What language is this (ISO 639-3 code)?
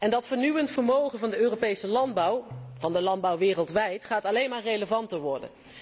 nld